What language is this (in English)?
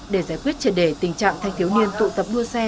Vietnamese